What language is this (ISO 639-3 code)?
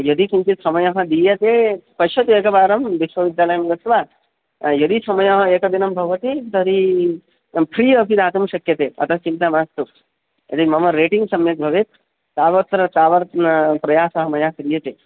san